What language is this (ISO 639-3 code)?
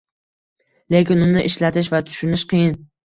uzb